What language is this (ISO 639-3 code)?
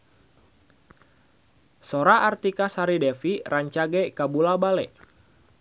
sun